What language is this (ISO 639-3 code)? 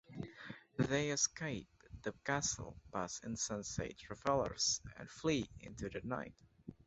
eng